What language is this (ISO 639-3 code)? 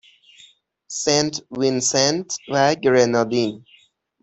fas